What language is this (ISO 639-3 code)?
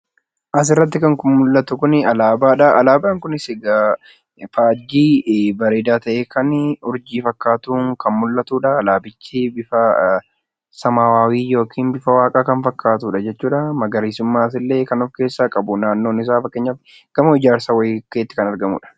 orm